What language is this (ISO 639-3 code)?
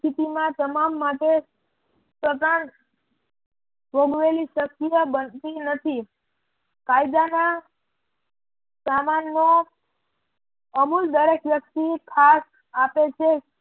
guj